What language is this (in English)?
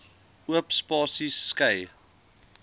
Afrikaans